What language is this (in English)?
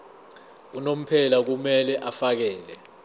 Zulu